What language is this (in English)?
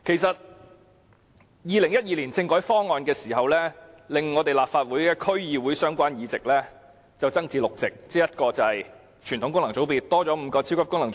Cantonese